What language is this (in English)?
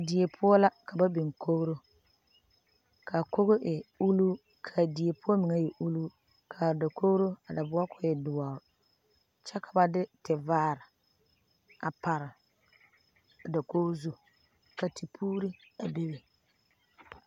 Southern Dagaare